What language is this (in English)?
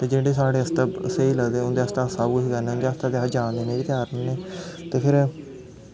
Dogri